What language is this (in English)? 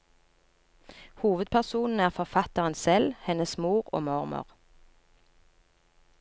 Norwegian